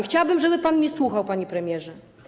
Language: Polish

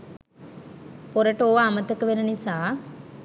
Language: Sinhala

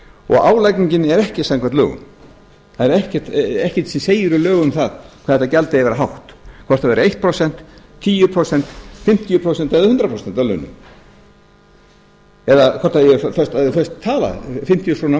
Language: Icelandic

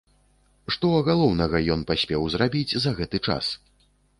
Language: Belarusian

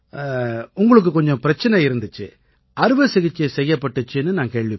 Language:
Tamil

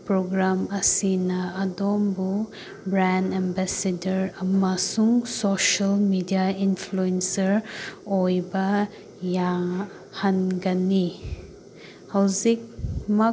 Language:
Manipuri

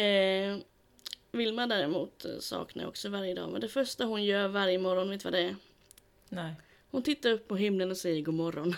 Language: Swedish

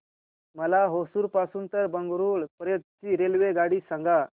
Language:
Marathi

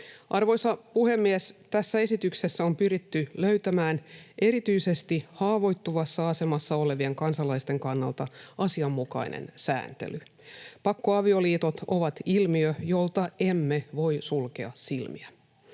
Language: Finnish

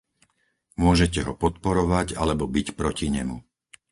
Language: Slovak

